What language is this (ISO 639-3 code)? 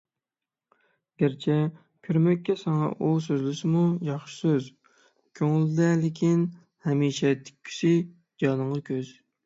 uig